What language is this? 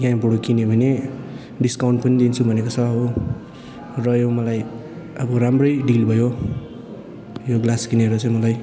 Nepali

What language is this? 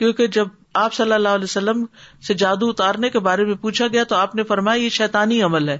Urdu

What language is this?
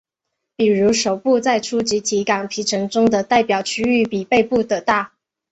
Chinese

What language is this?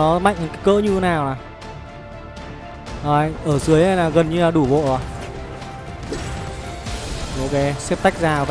Vietnamese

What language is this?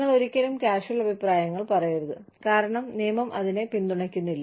Malayalam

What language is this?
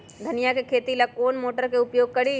Magahi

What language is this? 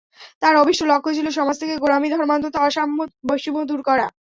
Bangla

